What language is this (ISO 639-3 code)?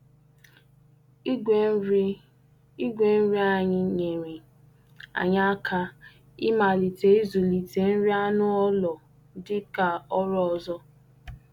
ibo